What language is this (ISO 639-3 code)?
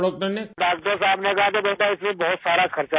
urd